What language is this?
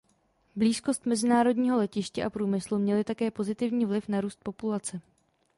Czech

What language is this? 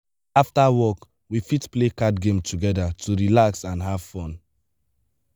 Nigerian Pidgin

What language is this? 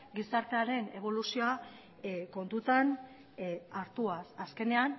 Basque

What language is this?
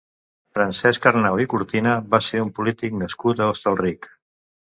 Catalan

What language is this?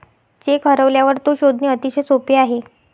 Marathi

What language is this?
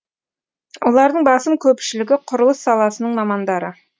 Kazakh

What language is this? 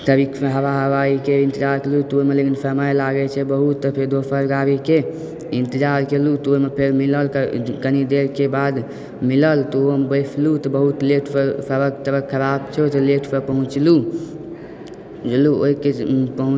Maithili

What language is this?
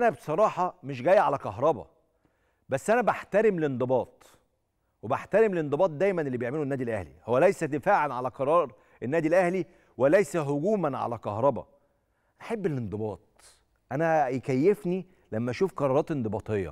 Arabic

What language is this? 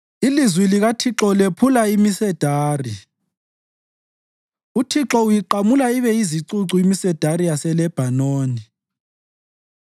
North Ndebele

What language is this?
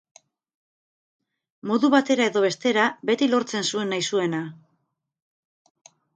Basque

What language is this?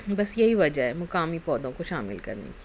Urdu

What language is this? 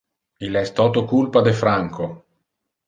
Interlingua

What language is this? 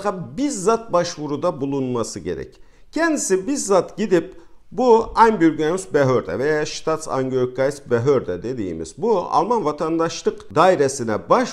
Turkish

